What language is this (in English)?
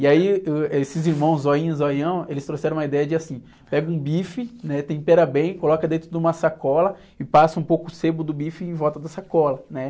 Portuguese